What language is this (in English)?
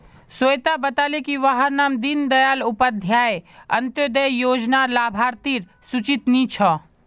Magahi